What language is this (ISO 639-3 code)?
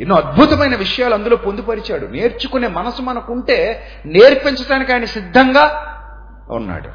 tel